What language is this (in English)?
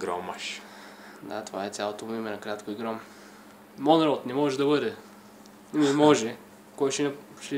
Romanian